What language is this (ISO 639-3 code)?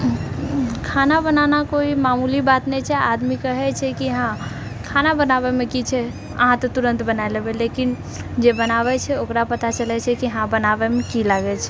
mai